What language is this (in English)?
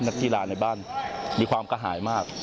Thai